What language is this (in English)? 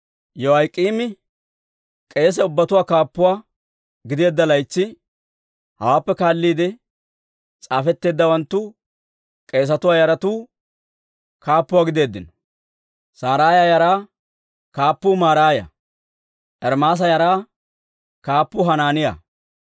Dawro